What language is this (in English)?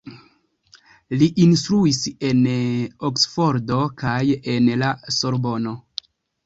Esperanto